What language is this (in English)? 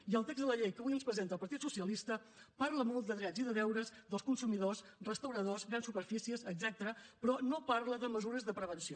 Catalan